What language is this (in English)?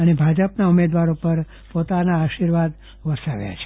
Gujarati